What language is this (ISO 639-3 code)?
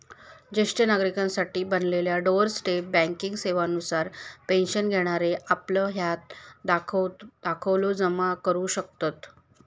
mar